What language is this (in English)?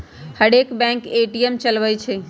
Magahi